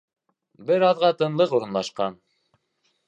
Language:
Bashkir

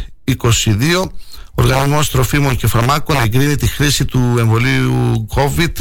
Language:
Greek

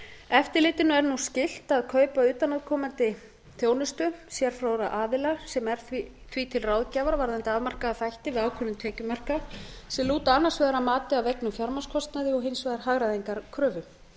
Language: Icelandic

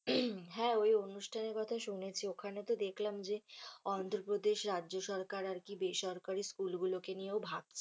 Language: Bangla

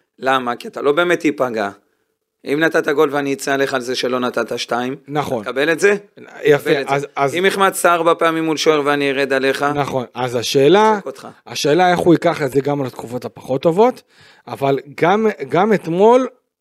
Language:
Hebrew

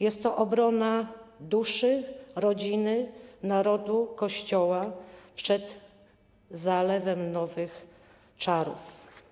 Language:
Polish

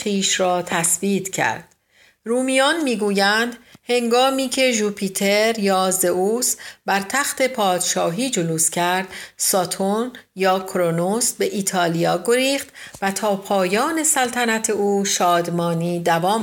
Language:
Persian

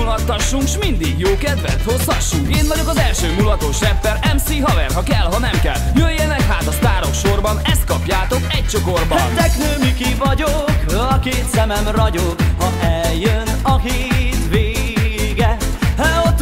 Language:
Hungarian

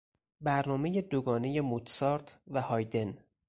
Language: Persian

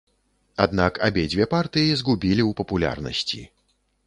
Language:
Belarusian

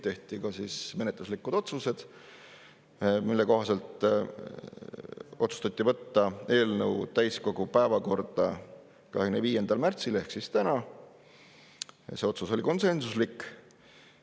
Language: Estonian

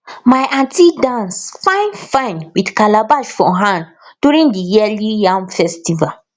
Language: Nigerian Pidgin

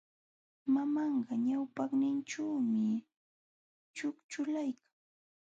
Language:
Jauja Wanca Quechua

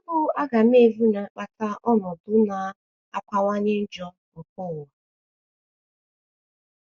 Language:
Igbo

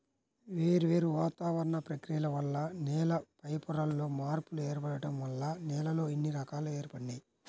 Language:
Telugu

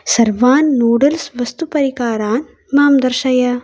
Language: Sanskrit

